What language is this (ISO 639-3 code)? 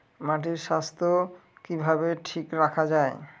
ben